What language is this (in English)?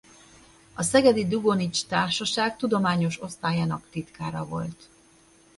Hungarian